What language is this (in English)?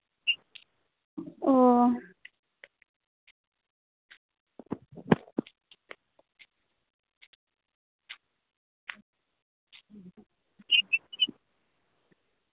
Santali